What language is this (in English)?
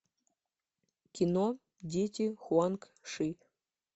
Russian